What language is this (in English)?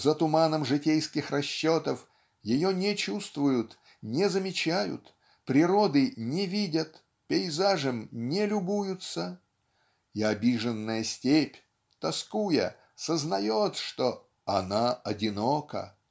Russian